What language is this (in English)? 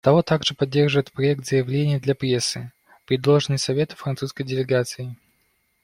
Russian